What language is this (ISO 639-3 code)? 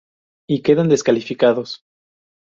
spa